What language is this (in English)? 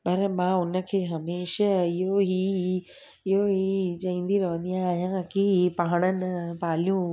Sindhi